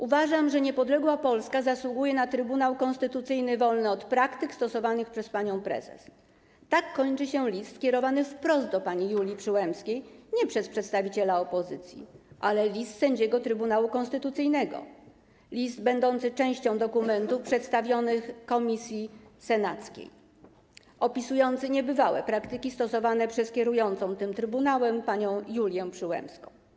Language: Polish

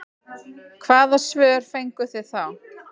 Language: Icelandic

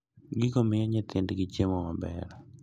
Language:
Luo (Kenya and Tanzania)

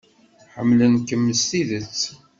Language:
Kabyle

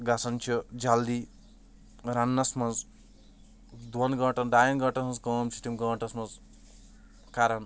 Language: Kashmiri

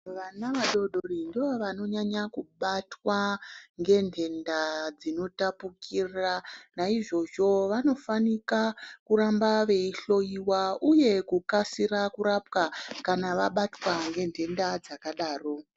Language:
Ndau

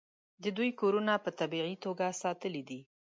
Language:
Pashto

